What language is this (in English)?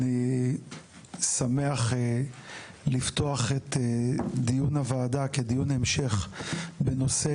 Hebrew